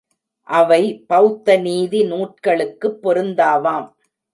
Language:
Tamil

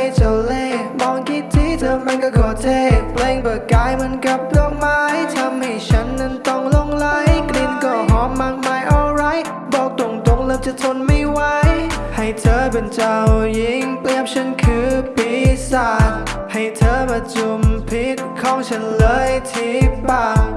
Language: Korean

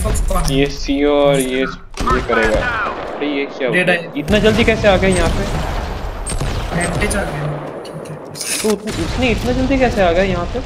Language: Spanish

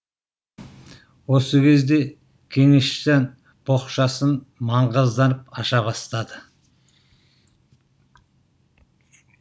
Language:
Kazakh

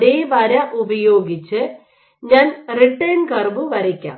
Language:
Malayalam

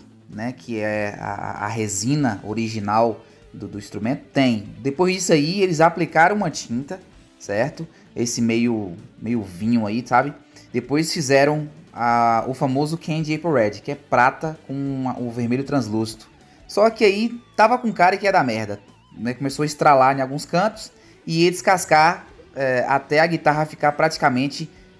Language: Portuguese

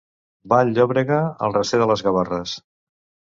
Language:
Catalan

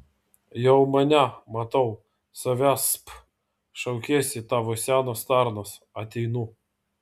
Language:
Lithuanian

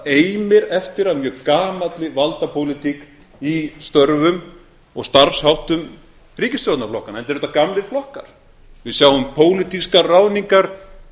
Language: Icelandic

